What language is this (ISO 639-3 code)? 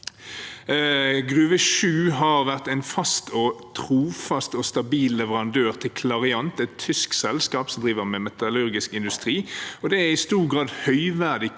nor